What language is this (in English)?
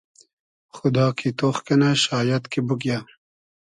Hazaragi